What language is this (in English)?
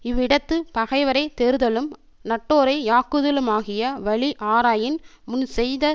Tamil